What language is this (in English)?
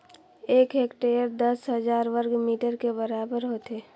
Chhattisgarhi